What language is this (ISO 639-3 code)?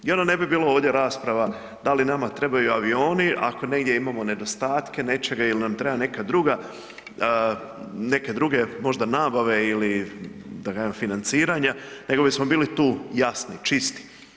hrv